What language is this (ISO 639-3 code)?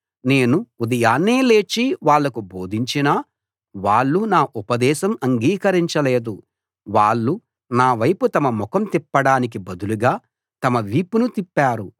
tel